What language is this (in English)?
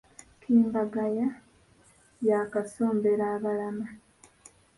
Ganda